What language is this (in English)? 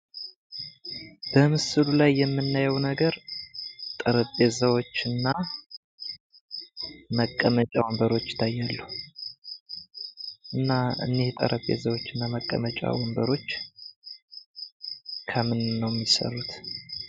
Amharic